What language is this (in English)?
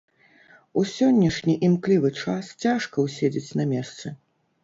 Belarusian